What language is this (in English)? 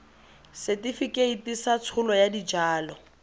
Tswana